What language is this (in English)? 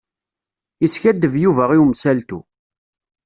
Kabyle